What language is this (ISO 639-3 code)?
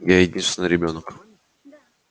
rus